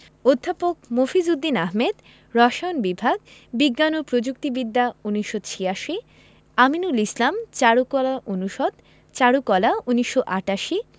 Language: Bangla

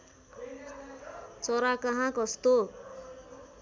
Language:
Nepali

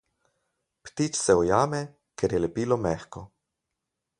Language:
Slovenian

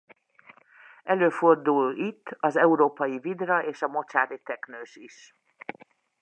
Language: Hungarian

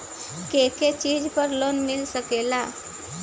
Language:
Bhojpuri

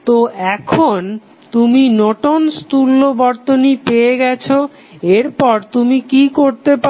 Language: Bangla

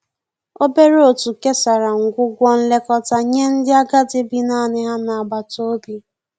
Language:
Igbo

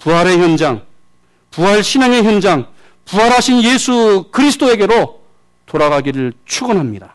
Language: Korean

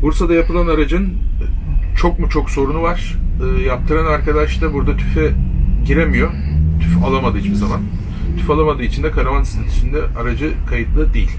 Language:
Turkish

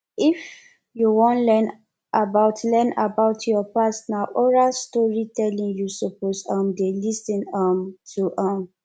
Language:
Nigerian Pidgin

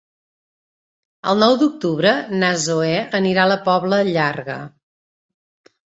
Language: Catalan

